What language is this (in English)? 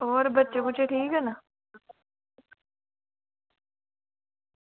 Dogri